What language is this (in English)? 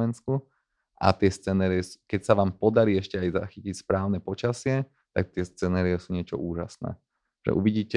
Slovak